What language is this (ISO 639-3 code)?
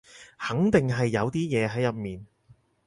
yue